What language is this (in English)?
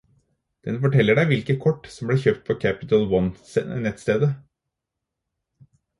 Norwegian Bokmål